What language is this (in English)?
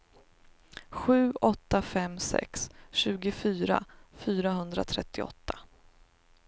Swedish